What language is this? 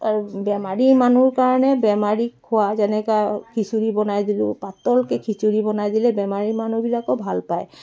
Assamese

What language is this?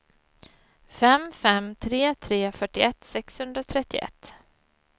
Swedish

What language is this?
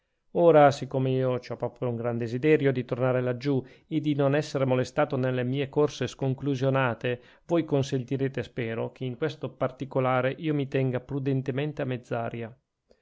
Italian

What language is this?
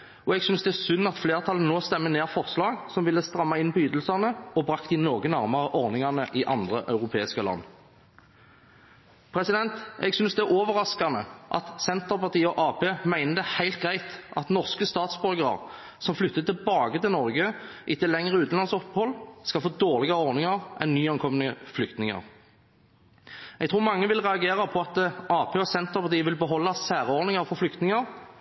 Norwegian Bokmål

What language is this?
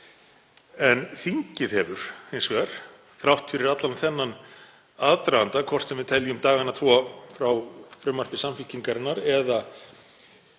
Icelandic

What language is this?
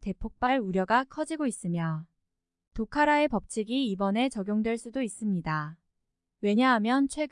Korean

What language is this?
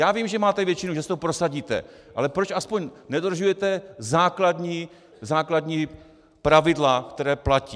Czech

